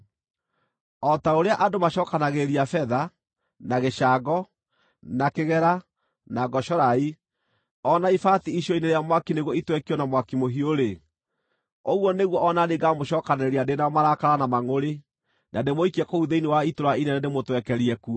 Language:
Kikuyu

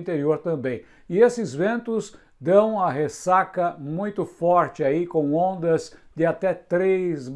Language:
Portuguese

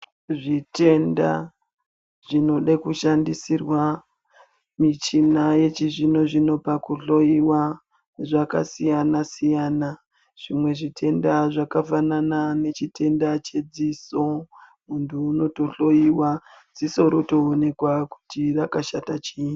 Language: Ndau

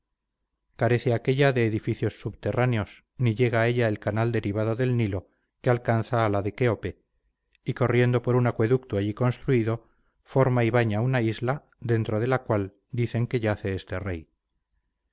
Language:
Spanish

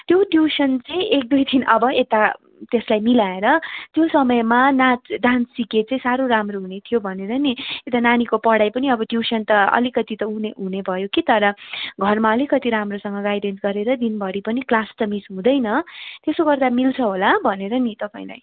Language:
Nepali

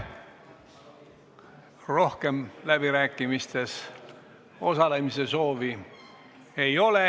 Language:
Estonian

